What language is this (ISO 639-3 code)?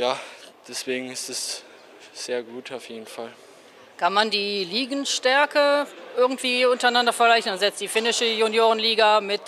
deu